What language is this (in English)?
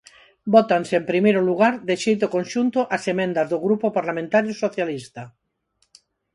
Galician